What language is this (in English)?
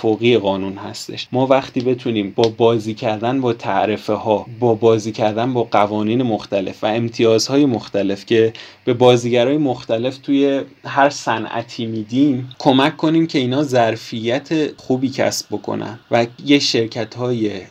Persian